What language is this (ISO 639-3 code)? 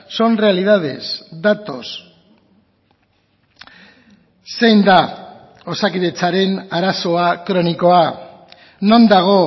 eus